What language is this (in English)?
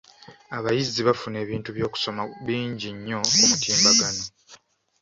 Ganda